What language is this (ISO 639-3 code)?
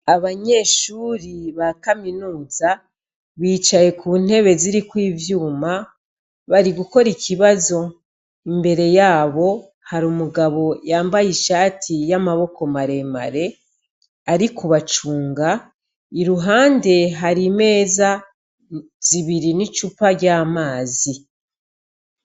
run